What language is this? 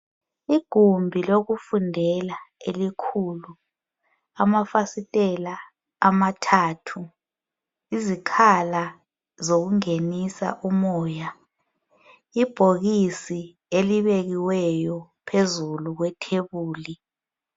North Ndebele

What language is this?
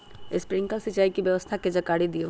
Magahi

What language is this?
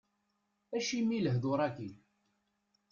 Kabyle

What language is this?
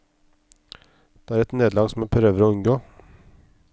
Norwegian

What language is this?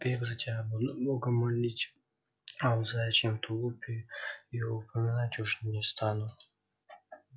Russian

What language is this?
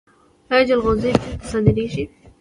Pashto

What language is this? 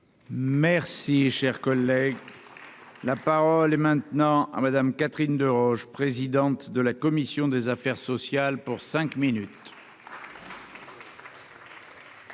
French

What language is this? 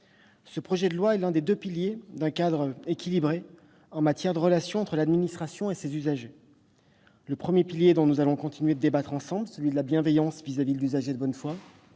French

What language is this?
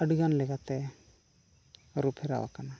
Santali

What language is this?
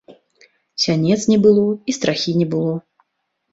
Belarusian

